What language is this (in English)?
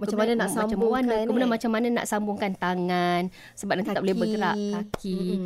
Malay